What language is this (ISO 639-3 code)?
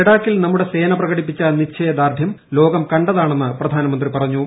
mal